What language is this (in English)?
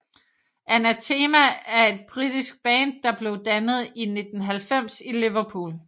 Danish